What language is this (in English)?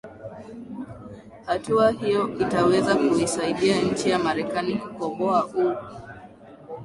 Swahili